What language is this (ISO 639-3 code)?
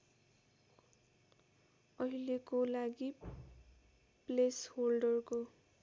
nep